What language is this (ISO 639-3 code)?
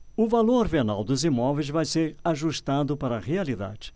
por